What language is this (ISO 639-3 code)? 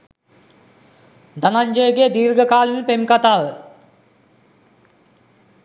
sin